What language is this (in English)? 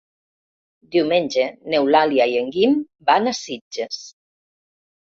Catalan